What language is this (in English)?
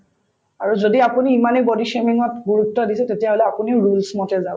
Assamese